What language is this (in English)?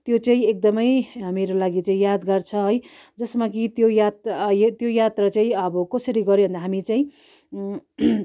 Nepali